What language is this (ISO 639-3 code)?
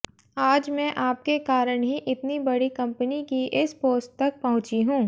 hin